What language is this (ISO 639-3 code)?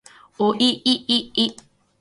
jpn